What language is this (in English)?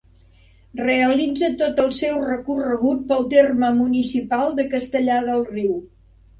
Catalan